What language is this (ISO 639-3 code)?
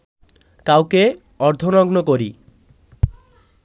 ben